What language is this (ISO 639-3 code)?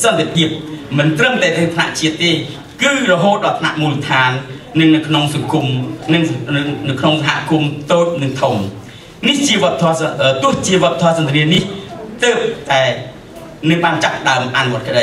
tha